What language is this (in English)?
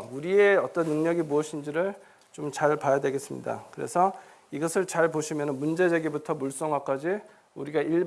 Korean